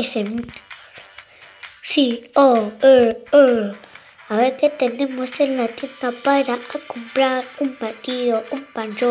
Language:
Spanish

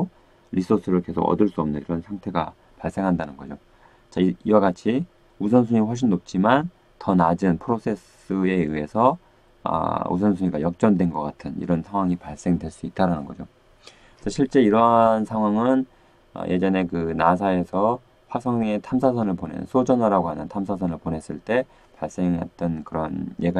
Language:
Korean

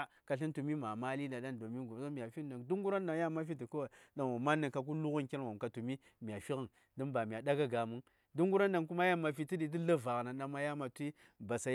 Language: Saya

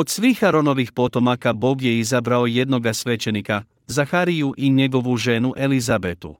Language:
Croatian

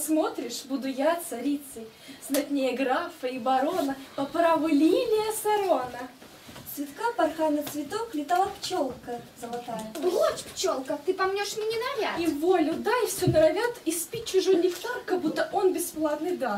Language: Russian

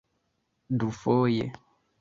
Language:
Esperanto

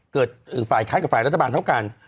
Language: Thai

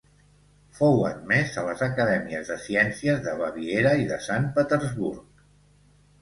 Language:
Catalan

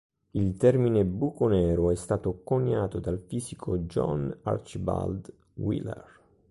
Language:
Italian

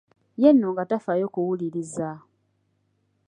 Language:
Ganda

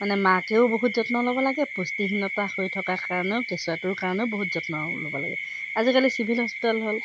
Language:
Assamese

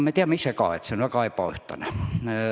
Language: Estonian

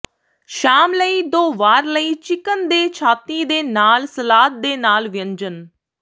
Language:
Punjabi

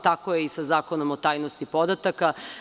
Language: Serbian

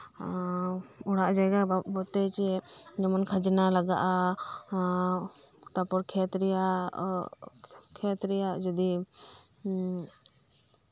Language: Santali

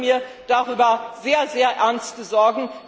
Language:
German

